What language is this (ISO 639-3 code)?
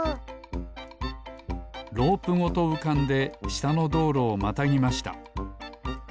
jpn